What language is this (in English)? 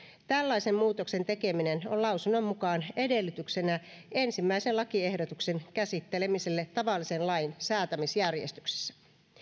Finnish